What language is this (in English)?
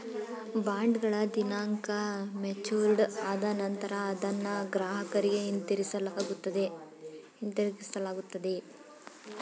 Kannada